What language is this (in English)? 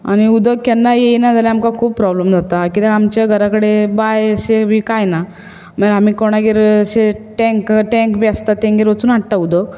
Konkani